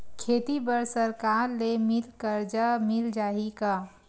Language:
Chhattisgarhi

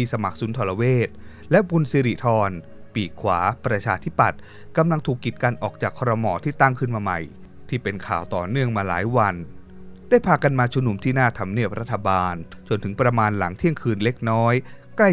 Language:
Thai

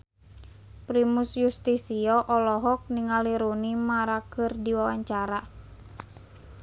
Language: Sundanese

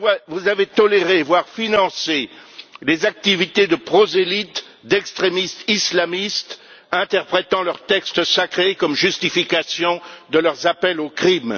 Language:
French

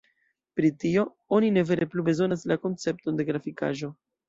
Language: Esperanto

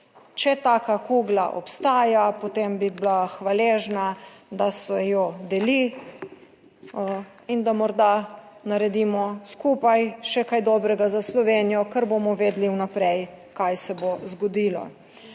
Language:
Slovenian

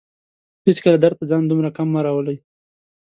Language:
Pashto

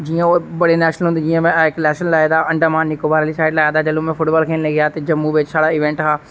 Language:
Dogri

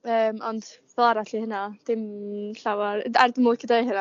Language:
Welsh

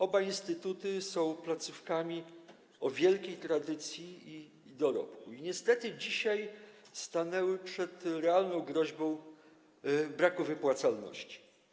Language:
Polish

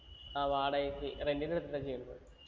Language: Malayalam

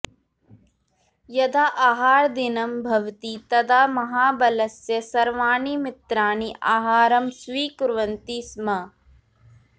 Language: Sanskrit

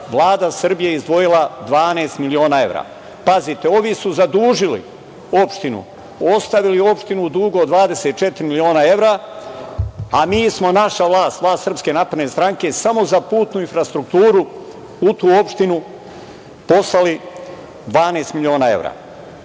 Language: Serbian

